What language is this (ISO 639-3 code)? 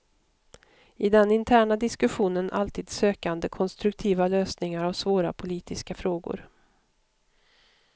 swe